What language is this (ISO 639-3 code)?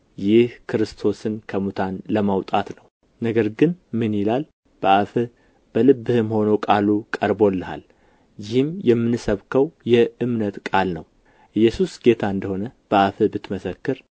amh